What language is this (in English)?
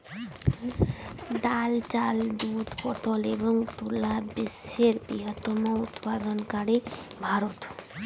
Bangla